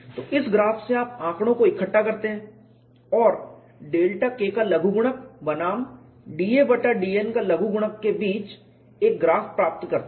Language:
Hindi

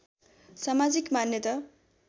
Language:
Nepali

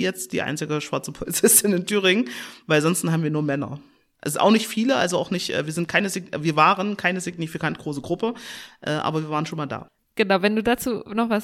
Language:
German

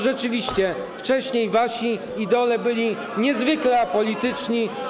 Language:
Polish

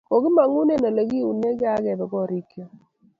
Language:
Kalenjin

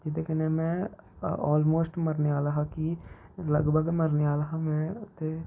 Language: Dogri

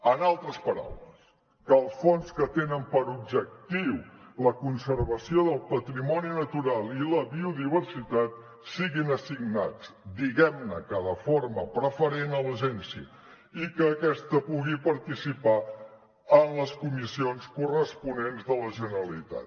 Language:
Catalan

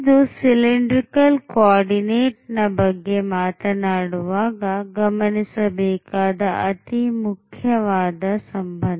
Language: Kannada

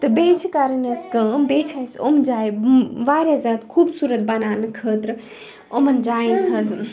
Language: Kashmiri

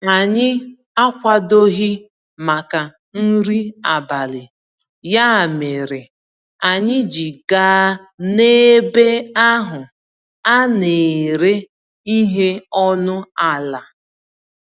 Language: Igbo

